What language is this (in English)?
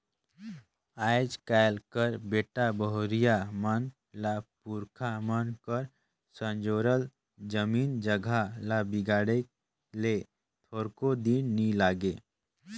Chhattisgarhi